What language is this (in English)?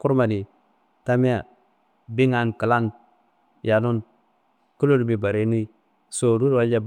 Kanembu